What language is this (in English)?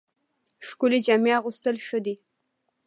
Pashto